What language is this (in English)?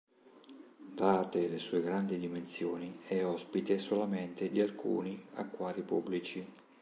Italian